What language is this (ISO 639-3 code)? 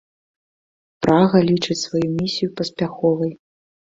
bel